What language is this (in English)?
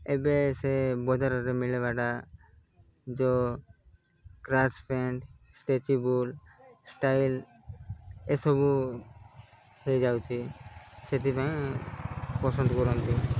Odia